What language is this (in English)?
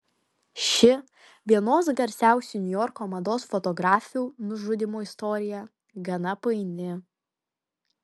Lithuanian